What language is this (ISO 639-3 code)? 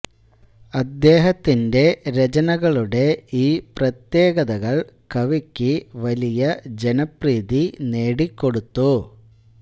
mal